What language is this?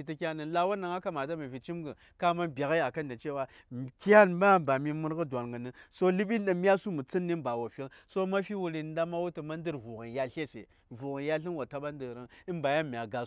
Saya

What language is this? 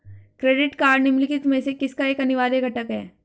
Hindi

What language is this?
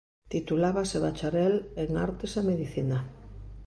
Galician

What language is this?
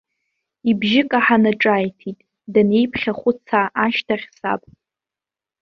Abkhazian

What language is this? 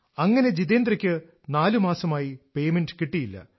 Malayalam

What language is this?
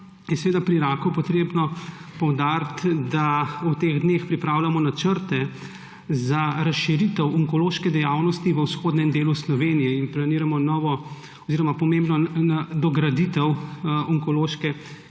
Slovenian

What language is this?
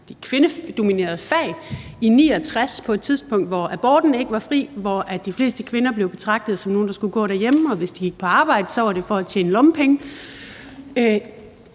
Danish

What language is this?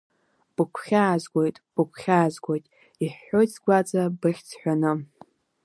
Abkhazian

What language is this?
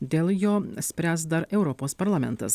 Lithuanian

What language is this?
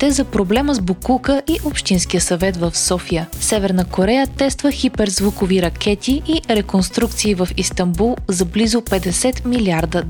Bulgarian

